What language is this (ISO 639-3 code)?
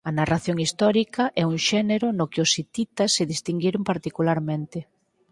glg